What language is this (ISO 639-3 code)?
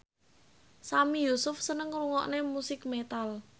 jav